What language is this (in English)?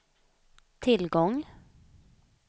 Swedish